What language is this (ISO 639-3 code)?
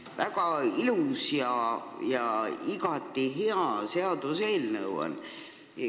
est